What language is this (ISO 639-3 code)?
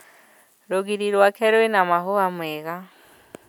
kik